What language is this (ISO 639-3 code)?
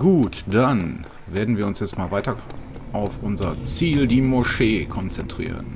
deu